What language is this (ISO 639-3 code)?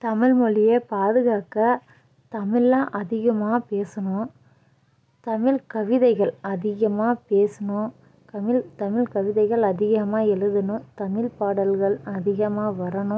tam